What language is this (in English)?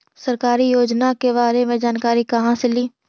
Magahi